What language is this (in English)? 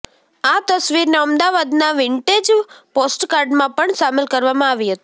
Gujarati